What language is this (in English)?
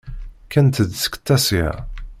Kabyle